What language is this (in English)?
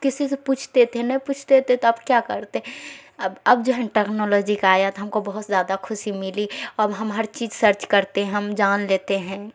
Urdu